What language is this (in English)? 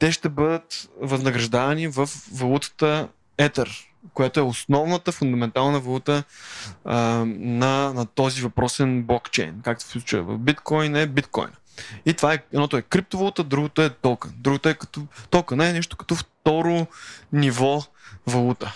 Bulgarian